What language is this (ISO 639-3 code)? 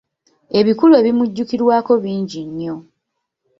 lug